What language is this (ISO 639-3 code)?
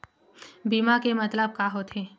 hne